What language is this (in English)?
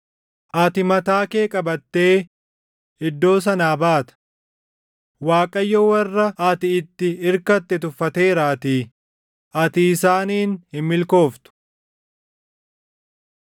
Oromo